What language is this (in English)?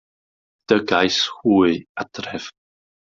Welsh